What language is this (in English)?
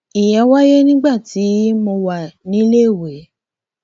Yoruba